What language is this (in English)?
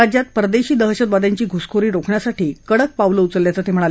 Marathi